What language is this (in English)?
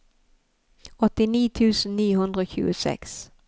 Norwegian